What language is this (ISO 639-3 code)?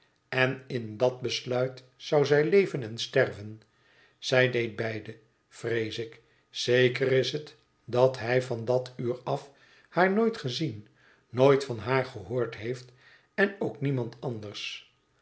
nld